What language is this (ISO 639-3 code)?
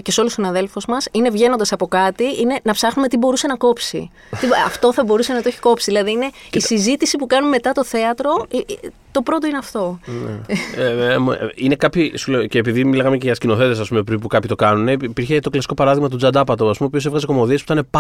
ell